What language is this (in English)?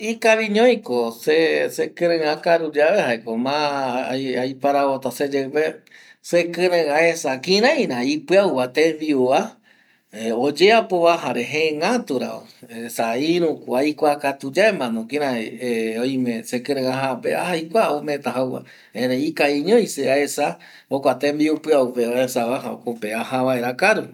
Eastern Bolivian Guaraní